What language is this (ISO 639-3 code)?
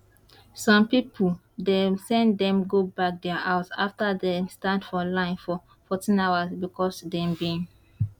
pcm